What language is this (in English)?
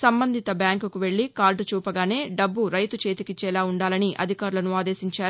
Telugu